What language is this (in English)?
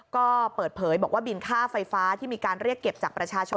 Thai